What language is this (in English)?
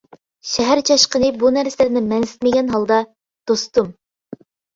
Uyghur